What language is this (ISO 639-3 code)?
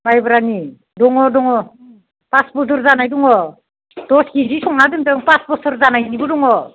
brx